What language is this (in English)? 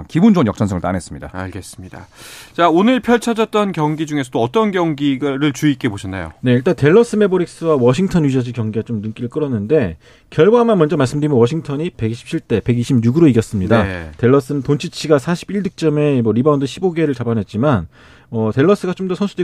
Korean